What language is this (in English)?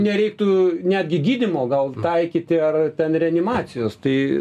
Lithuanian